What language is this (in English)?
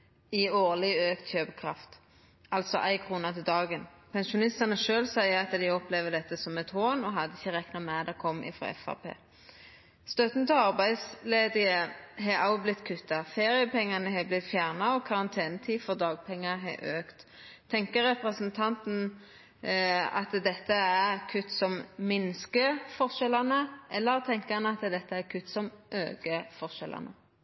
Norwegian Nynorsk